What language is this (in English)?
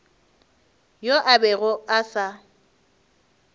Northern Sotho